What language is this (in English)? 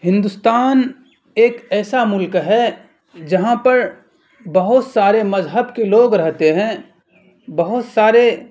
Urdu